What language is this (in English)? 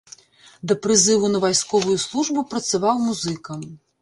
Belarusian